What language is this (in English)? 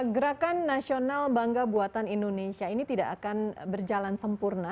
Indonesian